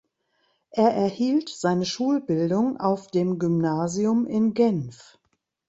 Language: German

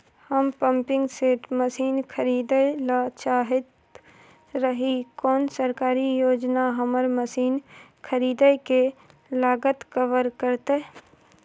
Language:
Maithili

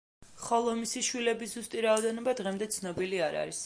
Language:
Georgian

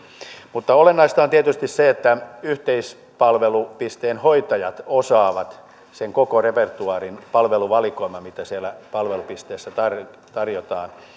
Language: Finnish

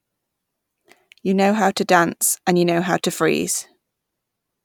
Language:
English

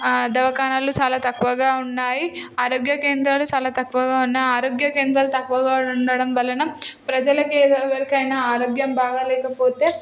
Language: Telugu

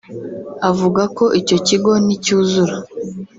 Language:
Kinyarwanda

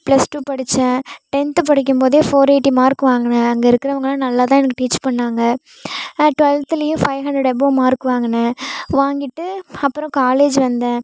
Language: Tamil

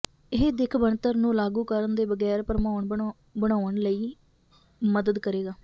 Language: Punjabi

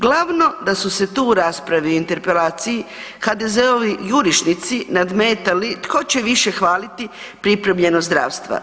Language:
Croatian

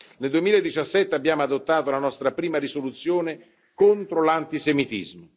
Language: Italian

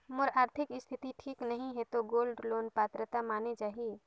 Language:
Chhattisgarhi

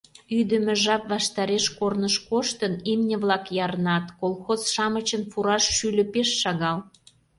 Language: Mari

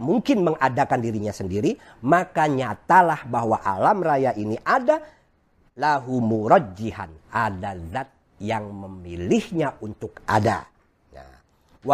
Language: Indonesian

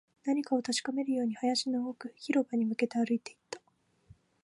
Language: Japanese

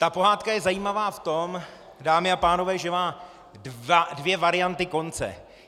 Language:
Czech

